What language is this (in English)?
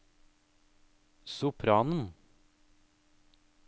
Norwegian